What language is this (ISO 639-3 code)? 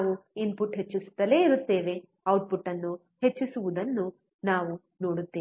kan